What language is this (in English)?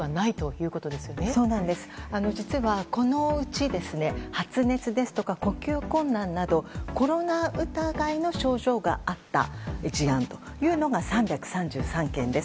Japanese